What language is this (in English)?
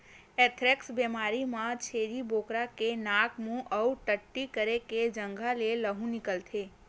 Chhattisgarhi